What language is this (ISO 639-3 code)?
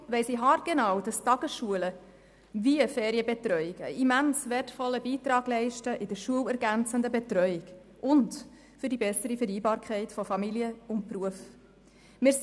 gsw